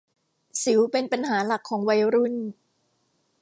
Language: Thai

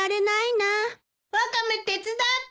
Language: Japanese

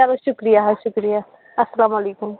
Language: Kashmiri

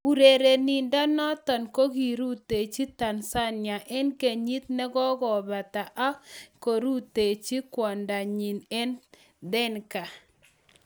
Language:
Kalenjin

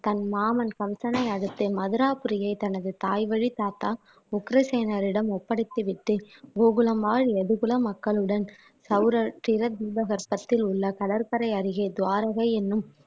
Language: Tamil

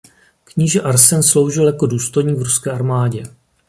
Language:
Czech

